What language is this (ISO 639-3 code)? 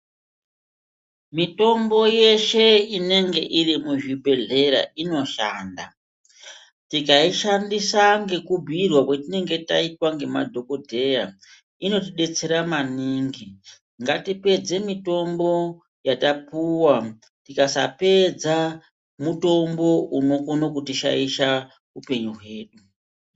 ndc